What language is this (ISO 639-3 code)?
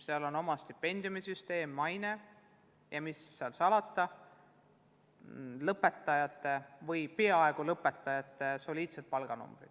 est